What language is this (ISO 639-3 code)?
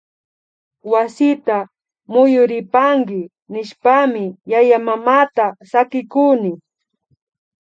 qvi